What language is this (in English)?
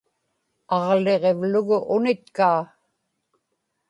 Inupiaq